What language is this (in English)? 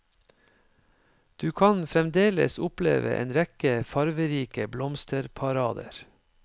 Norwegian